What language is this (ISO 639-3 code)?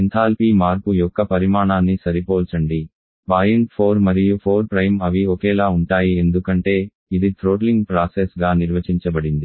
tel